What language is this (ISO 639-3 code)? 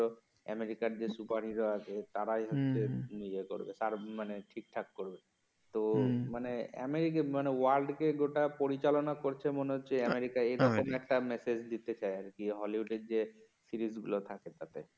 ben